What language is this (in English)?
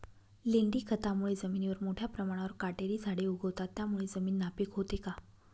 Marathi